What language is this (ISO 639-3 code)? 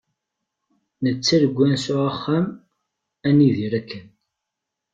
kab